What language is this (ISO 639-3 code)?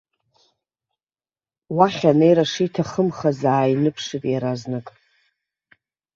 abk